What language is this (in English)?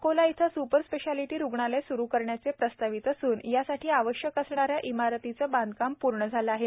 Marathi